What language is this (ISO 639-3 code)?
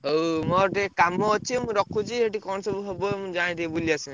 ori